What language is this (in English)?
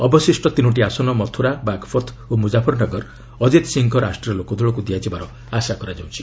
Odia